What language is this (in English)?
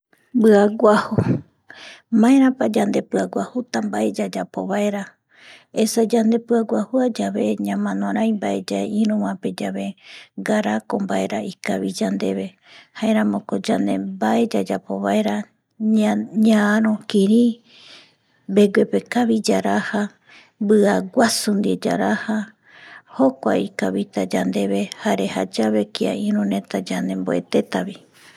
Eastern Bolivian Guaraní